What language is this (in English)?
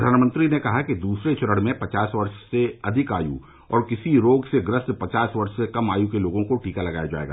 Hindi